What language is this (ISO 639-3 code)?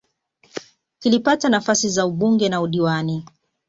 swa